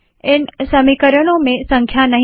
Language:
Hindi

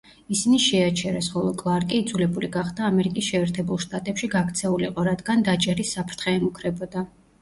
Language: Georgian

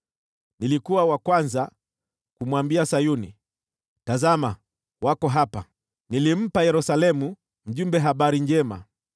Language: Swahili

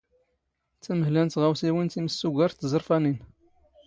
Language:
Standard Moroccan Tamazight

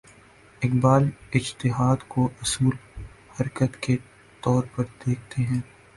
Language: Urdu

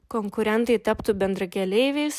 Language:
Lithuanian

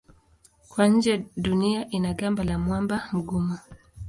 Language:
Swahili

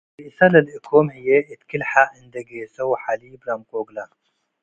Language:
Tigre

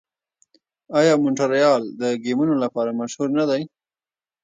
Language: Pashto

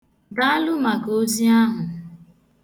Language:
Igbo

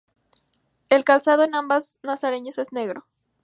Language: Spanish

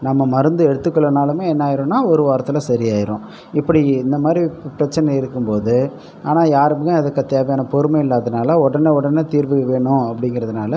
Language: Tamil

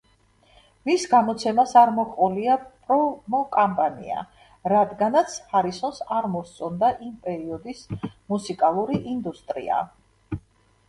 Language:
Georgian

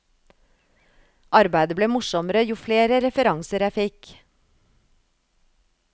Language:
Norwegian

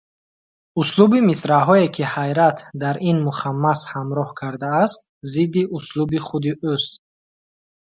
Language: Tajik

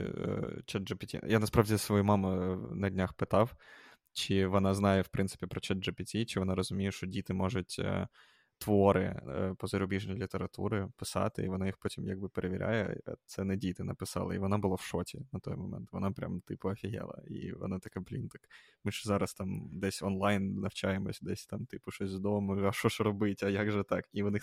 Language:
Ukrainian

